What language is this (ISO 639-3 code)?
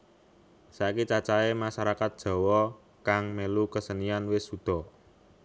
jav